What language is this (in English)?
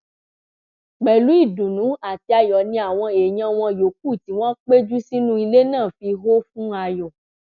Yoruba